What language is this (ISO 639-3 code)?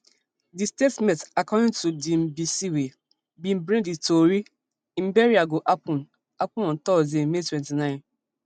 pcm